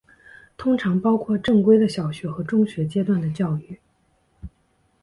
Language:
Chinese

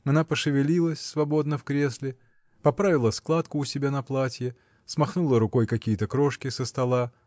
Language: Russian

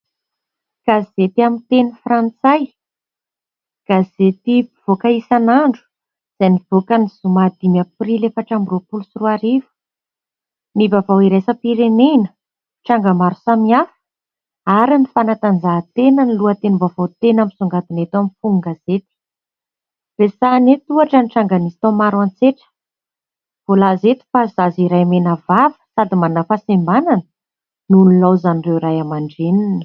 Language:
Malagasy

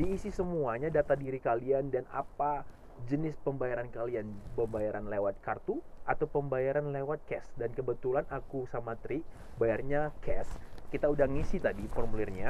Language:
Indonesian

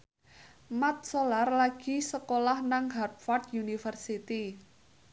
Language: Javanese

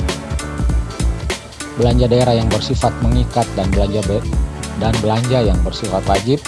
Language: Indonesian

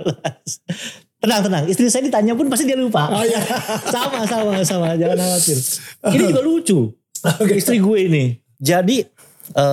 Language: Indonesian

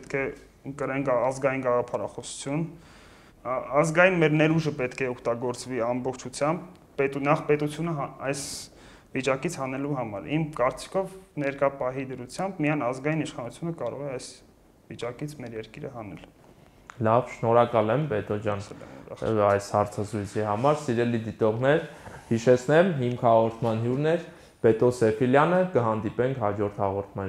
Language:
Romanian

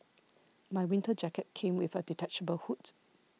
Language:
English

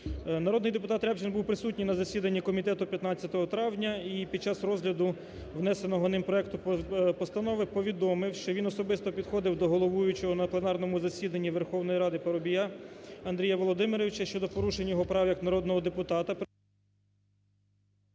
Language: Ukrainian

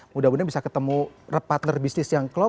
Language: Indonesian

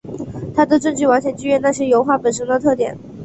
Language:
Chinese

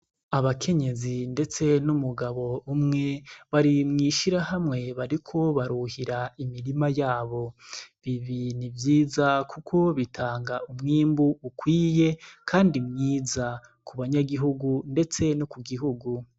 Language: Rundi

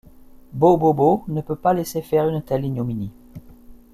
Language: French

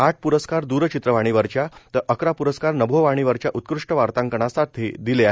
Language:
Marathi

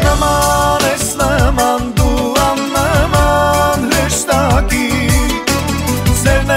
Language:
Romanian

